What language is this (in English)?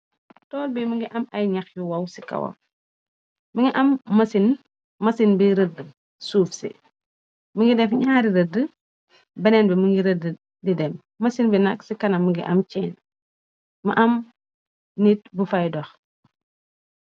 Wolof